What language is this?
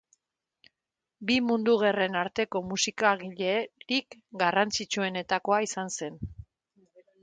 Basque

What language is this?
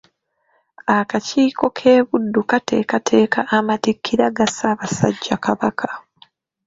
Ganda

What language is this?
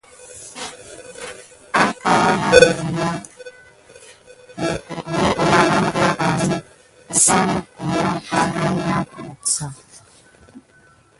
Gidar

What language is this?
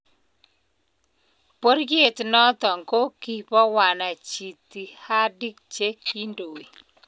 Kalenjin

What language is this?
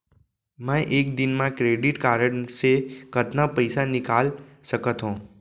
Chhattisgarhi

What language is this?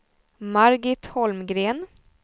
Swedish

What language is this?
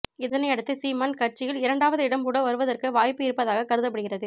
Tamil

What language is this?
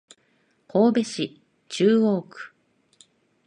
Japanese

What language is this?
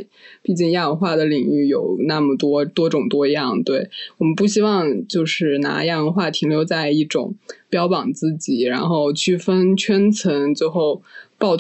Chinese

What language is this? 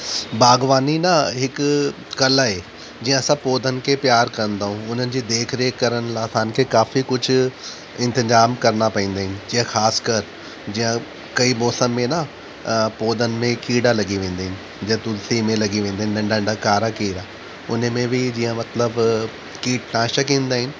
Sindhi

